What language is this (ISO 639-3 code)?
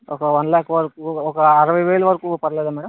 tel